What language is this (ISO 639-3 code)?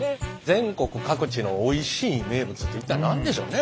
jpn